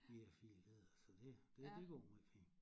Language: Danish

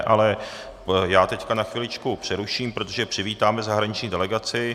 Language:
Czech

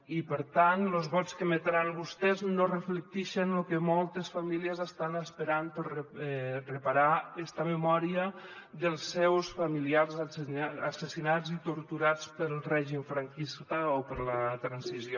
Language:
Catalan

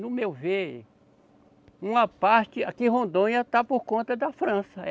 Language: Portuguese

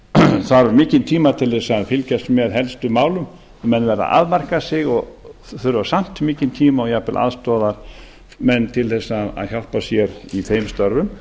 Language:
Icelandic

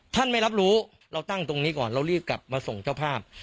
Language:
Thai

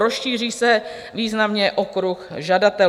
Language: Czech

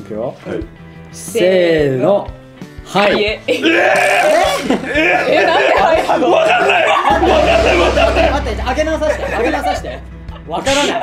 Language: Japanese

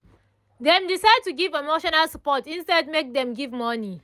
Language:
Nigerian Pidgin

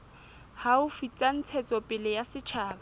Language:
Southern Sotho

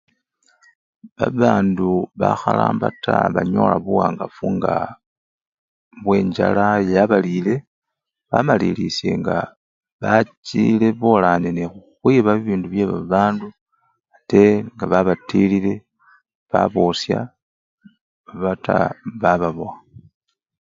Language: Luyia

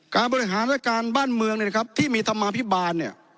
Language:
Thai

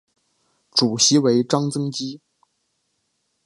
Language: Chinese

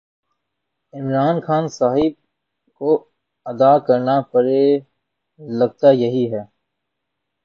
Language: Urdu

